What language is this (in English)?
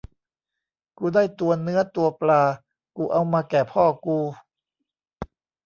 Thai